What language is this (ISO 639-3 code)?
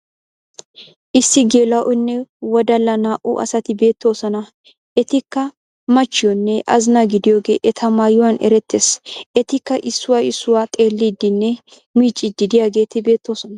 wal